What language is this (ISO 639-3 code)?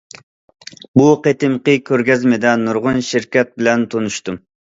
uig